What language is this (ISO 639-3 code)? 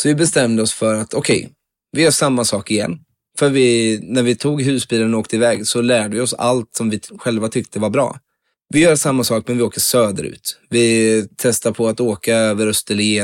swe